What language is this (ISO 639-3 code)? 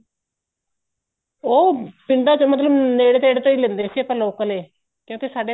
pan